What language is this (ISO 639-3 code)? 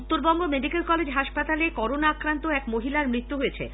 ben